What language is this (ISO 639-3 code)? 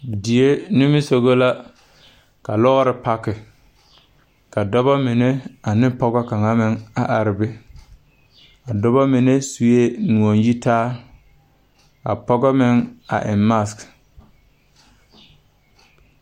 dga